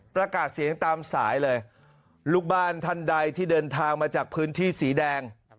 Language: Thai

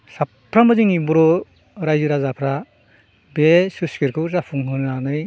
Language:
Bodo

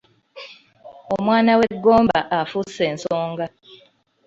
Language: Ganda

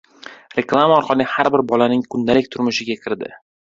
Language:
Uzbek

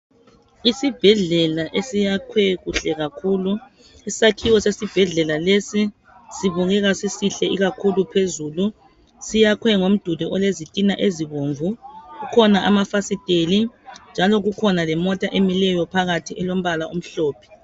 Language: North Ndebele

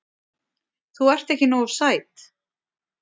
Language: Icelandic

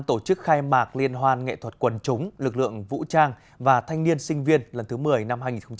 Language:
Vietnamese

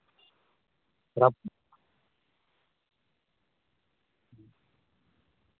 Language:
Santali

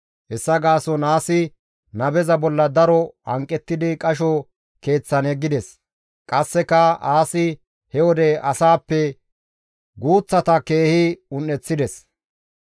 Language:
Gamo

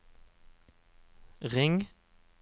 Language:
Norwegian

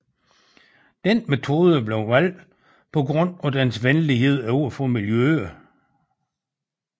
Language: Danish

